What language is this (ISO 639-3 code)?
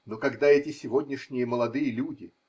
rus